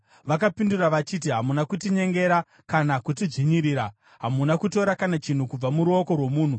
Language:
Shona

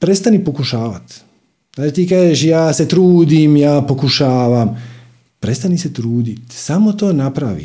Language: Croatian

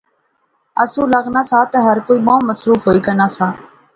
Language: Pahari-Potwari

